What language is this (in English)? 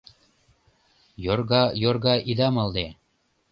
Mari